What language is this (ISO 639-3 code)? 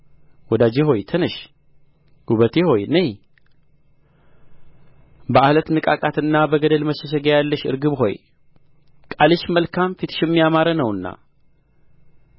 amh